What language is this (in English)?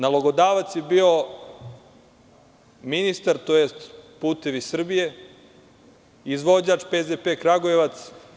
Serbian